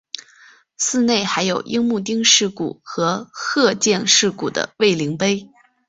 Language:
Chinese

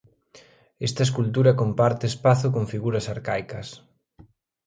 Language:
Galician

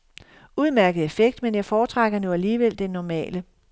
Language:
Danish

